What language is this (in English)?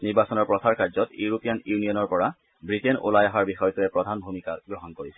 Assamese